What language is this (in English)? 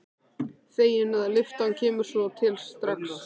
Icelandic